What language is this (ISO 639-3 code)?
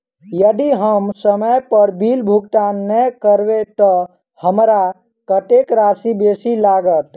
mai